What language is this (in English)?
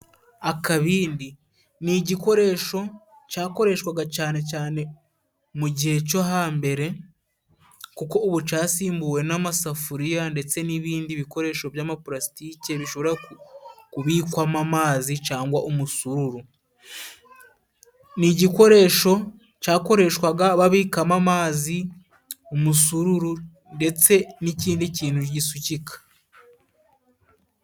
Kinyarwanda